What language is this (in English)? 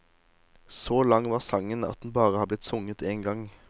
Norwegian